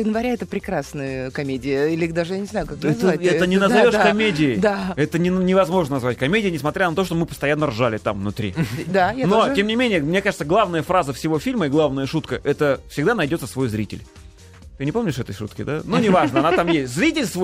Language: Russian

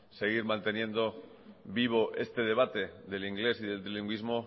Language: Spanish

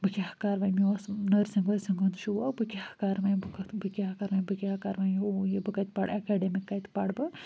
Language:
Kashmiri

